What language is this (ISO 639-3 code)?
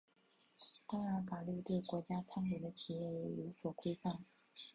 zho